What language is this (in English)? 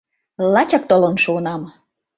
Mari